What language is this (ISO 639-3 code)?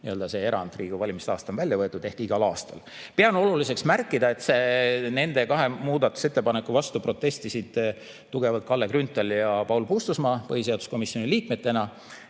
est